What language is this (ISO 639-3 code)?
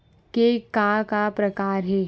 hne